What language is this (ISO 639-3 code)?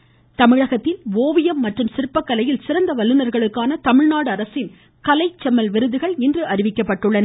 tam